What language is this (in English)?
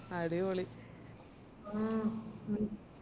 Malayalam